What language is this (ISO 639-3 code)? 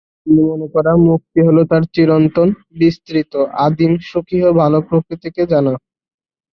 ben